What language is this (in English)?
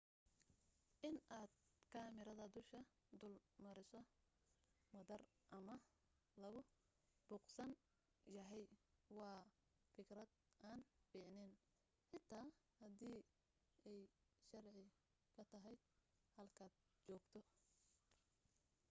Somali